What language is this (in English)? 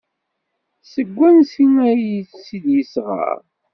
Kabyle